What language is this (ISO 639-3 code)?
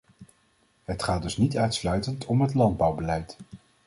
nld